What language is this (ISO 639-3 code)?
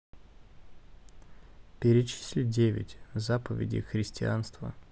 rus